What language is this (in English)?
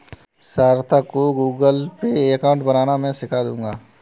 Hindi